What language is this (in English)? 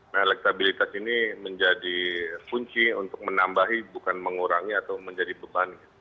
Indonesian